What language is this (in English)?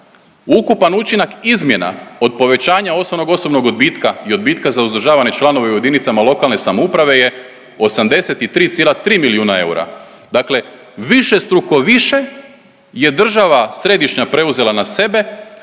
Croatian